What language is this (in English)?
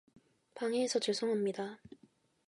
Korean